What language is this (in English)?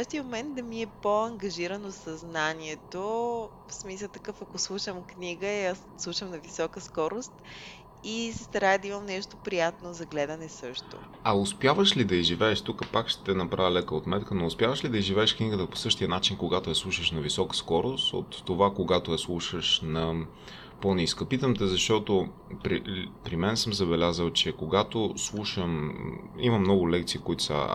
Bulgarian